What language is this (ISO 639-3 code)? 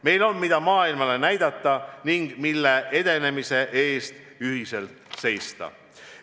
est